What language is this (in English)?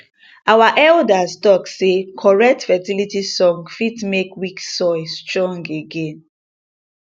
Nigerian Pidgin